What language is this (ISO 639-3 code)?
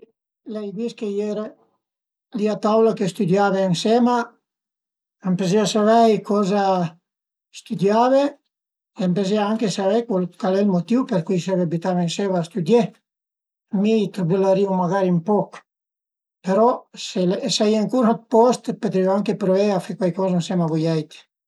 pms